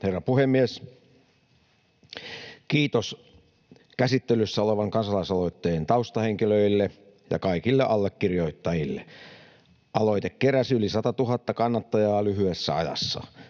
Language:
Finnish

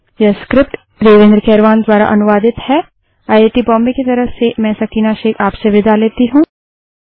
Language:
Hindi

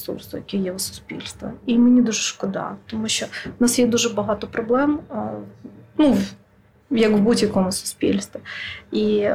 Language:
Ukrainian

